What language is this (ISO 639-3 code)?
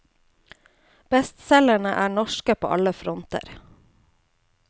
nor